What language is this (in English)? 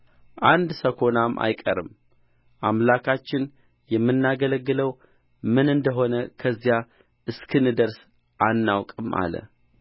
Amharic